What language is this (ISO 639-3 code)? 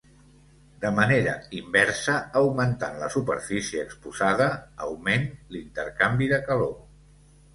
cat